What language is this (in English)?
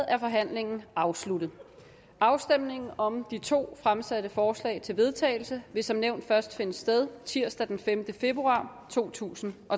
Danish